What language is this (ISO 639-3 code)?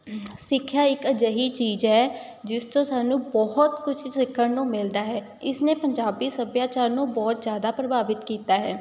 pan